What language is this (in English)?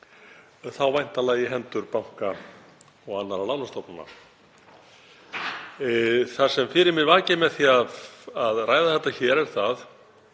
Icelandic